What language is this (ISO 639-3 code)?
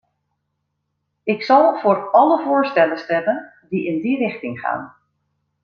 nld